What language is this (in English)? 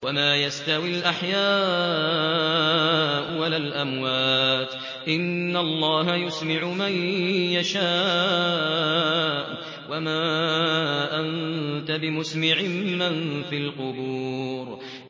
Arabic